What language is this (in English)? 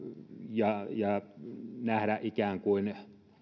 Finnish